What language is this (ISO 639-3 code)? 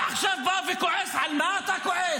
heb